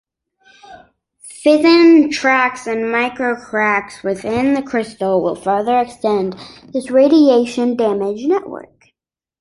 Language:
English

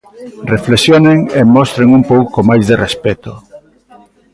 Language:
Galician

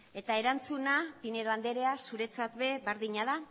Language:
Basque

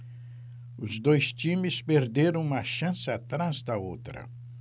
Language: Portuguese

